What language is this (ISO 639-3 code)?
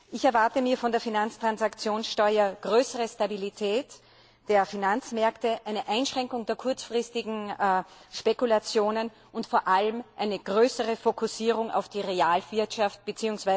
deu